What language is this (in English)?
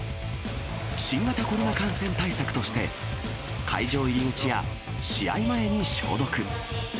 Japanese